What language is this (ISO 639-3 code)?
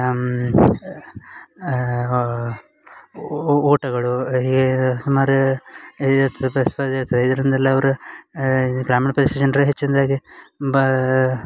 kan